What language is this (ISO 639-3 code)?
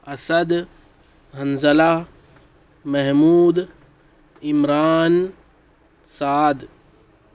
urd